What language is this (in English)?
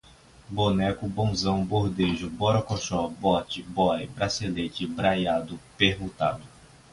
Portuguese